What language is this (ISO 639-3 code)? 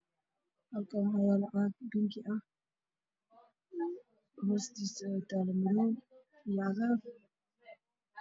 som